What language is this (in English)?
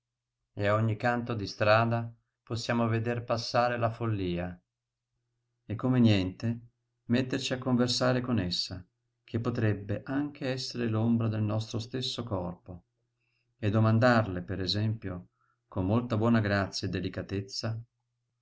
Italian